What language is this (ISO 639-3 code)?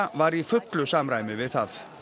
isl